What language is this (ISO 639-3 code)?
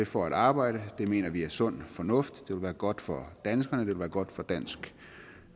dan